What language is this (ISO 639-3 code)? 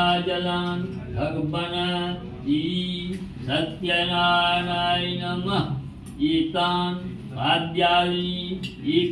ind